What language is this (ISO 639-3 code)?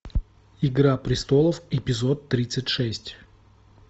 rus